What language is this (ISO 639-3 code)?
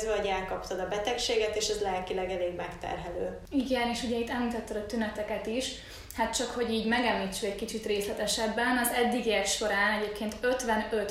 hun